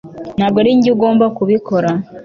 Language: Kinyarwanda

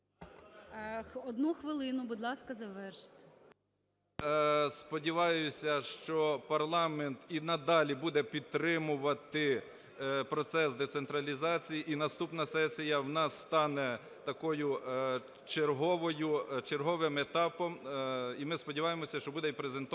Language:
Ukrainian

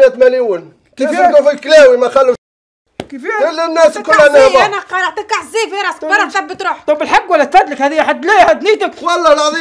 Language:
Arabic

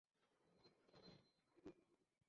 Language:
Bangla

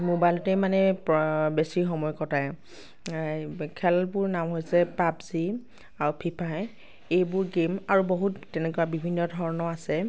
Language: Assamese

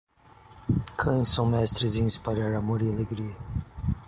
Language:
Portuguese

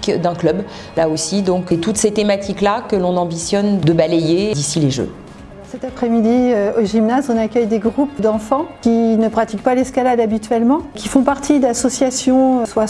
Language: French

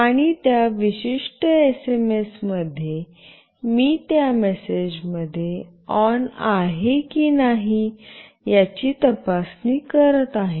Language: Marathi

